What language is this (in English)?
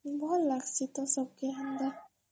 Odia